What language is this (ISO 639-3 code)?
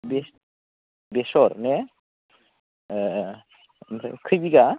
brx